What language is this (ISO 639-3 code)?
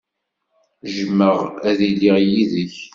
kab